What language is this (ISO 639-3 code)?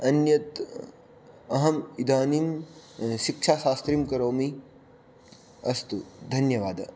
san